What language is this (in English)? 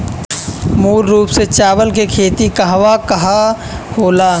Bhojpuri